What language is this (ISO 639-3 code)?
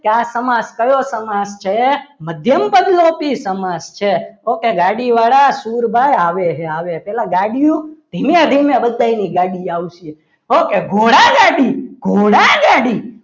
guj